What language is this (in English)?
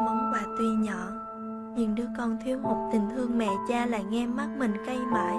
Vietnamese